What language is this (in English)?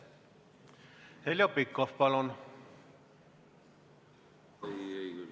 Estonian